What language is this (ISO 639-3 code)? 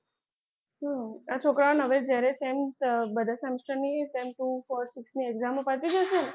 guj